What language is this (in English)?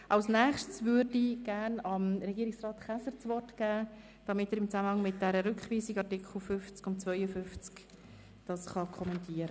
Swiss German